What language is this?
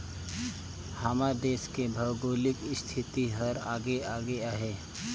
Chhattisgarhi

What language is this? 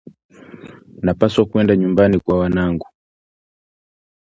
Swahili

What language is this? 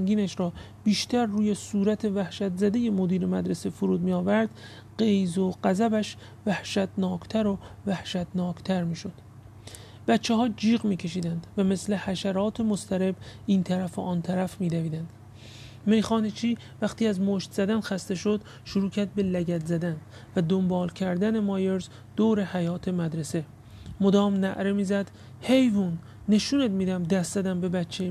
Persian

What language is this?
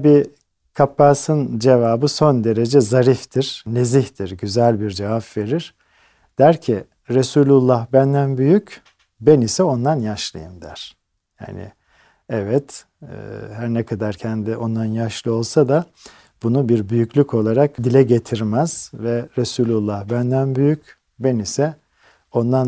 Turkish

